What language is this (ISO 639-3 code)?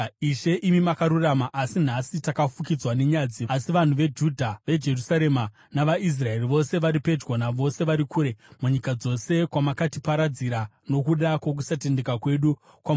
sna